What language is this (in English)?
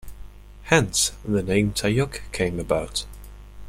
English